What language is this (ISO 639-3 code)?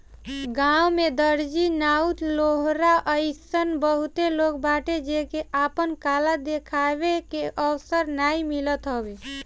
bho